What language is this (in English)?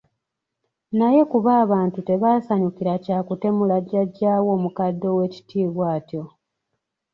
Ganda